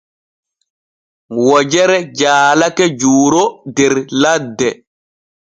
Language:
Borgu Fulfulde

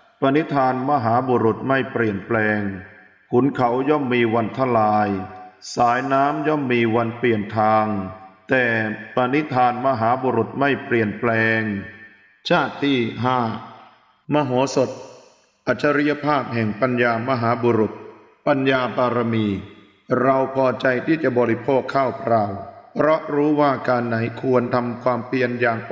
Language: Thai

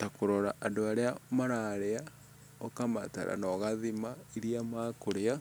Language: Kikuyu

